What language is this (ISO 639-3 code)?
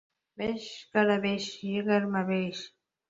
uzb